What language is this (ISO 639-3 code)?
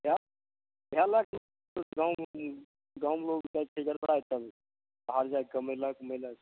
mai